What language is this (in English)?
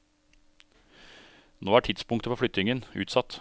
Norwegian